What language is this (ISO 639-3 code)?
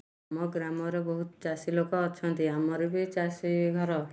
ori